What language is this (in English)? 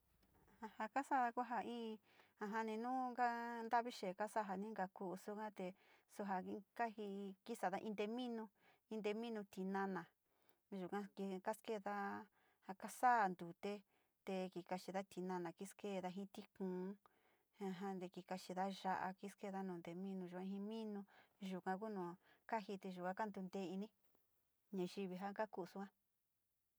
Sinicahua Mixtec